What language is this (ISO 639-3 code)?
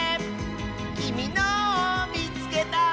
jpn